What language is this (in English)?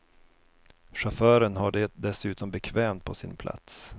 Swedish